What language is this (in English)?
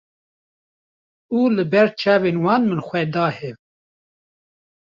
Kurdish